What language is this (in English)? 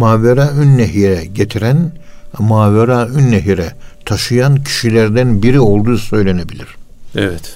Turkish